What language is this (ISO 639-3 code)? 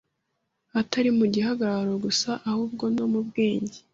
kin